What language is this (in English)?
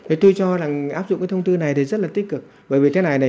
Vietnamese